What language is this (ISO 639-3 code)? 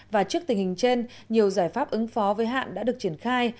vie